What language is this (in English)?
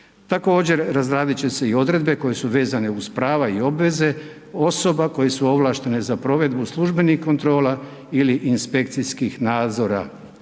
Croatian